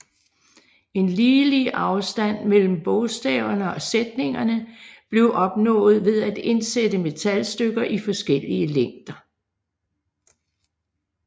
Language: Danish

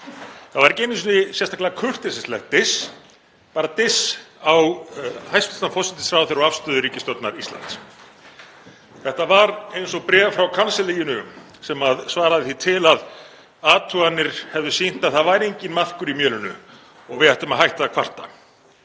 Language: Icelandic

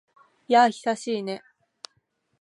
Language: Japanese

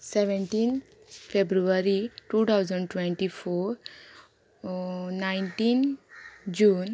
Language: Konkani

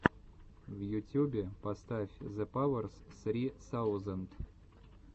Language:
Russian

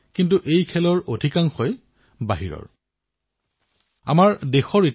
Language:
Assamese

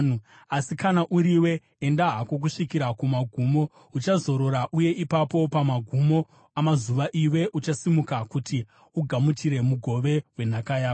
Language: Shona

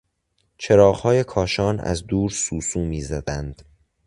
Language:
Persian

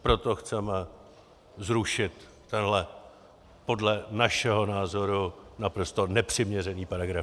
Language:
Czech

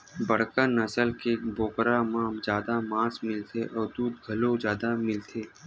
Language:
Chhattisgarhi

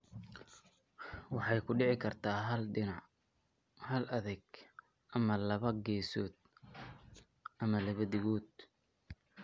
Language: Somali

